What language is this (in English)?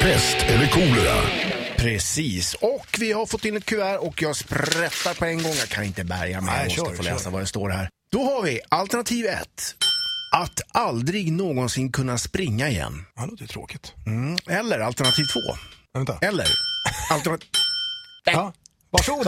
Swedish